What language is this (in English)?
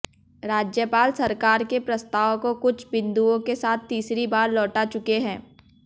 Hindi